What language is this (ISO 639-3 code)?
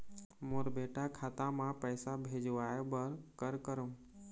hne